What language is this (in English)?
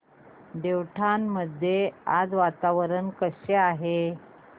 Marathi